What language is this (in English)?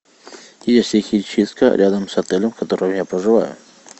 Russian